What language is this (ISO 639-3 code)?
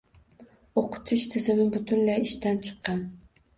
uzb